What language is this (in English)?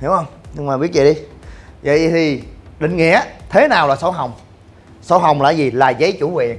Vietnamese